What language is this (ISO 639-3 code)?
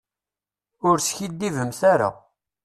kab